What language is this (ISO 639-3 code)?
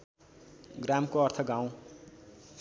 nep